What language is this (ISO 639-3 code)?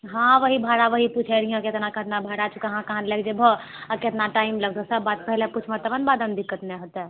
mai